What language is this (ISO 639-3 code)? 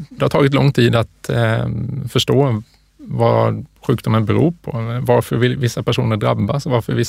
swe